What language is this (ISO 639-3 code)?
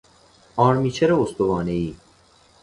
fas